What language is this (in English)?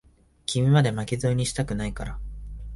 Japanese